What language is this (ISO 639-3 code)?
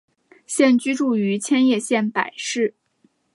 zho